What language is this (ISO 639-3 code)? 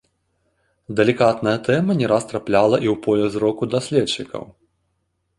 bel